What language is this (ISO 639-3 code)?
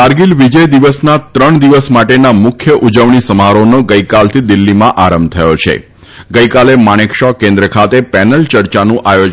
guj